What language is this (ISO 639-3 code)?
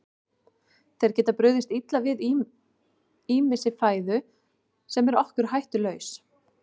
isl